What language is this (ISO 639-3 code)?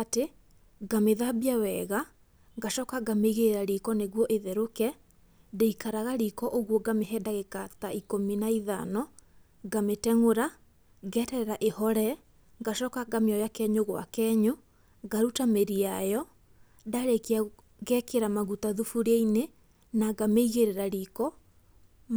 kik